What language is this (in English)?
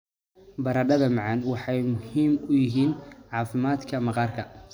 Somali